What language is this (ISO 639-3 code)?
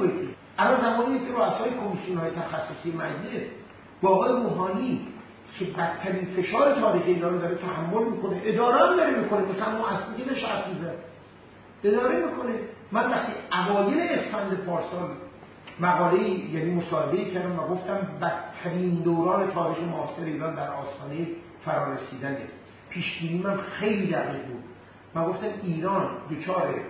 fas